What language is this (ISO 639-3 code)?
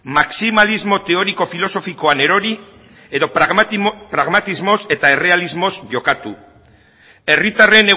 eus